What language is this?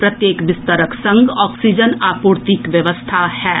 Maithili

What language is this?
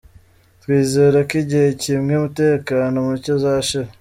Kinyarwanda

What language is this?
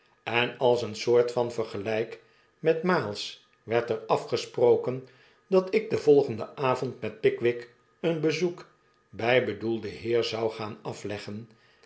Dutch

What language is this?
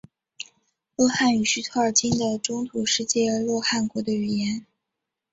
Chinese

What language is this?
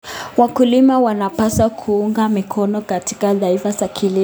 Kalenjin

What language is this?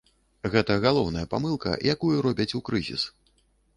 Belarusian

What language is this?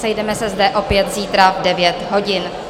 Czech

